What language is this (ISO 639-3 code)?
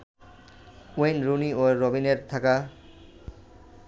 ben